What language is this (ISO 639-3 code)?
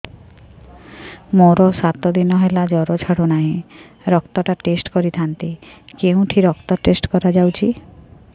ori